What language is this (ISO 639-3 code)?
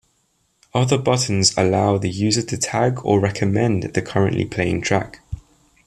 eng